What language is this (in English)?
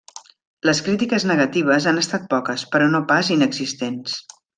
Catalan